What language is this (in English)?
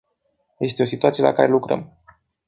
Romanian